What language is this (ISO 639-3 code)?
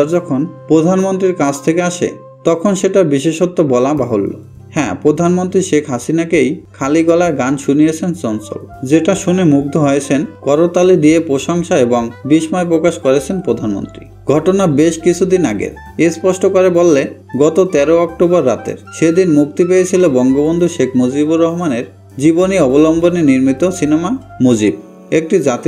ron